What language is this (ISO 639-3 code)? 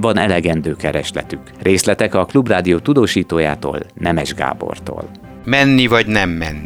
hun